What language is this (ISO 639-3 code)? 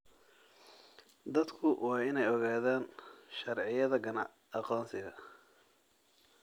som